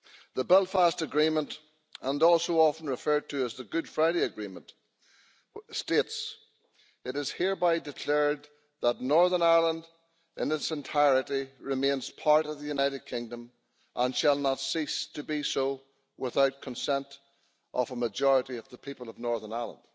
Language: English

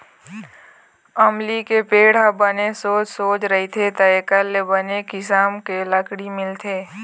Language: Chhattisgarhi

